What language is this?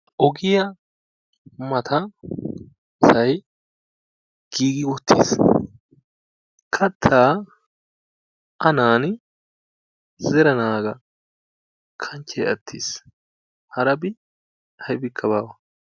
Wolaytta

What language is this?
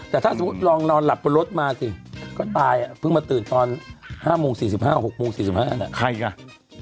Thai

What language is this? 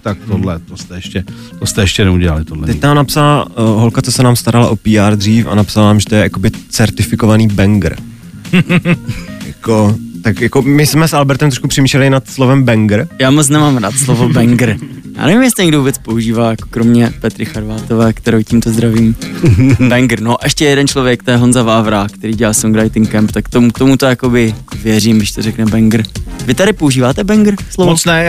Czech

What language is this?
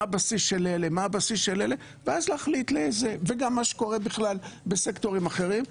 Hebrew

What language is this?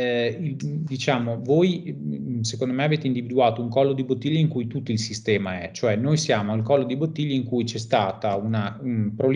Italian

